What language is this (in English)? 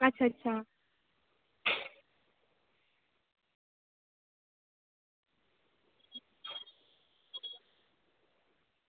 Dogri